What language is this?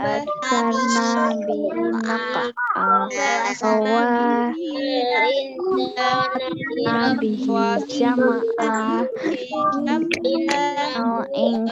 Indonesian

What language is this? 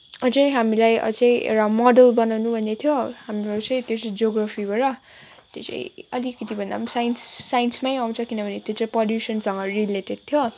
Nepali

